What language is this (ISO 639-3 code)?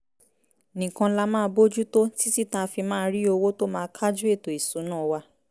yor